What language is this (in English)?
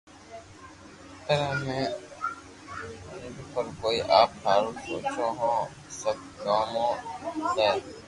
Loarki